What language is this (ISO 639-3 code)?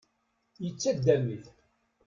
kab